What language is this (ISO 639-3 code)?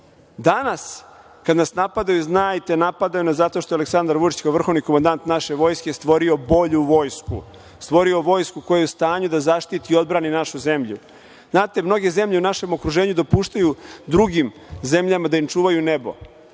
srp